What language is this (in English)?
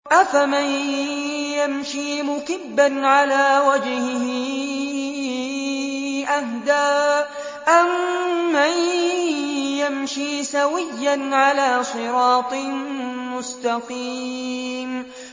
Arabic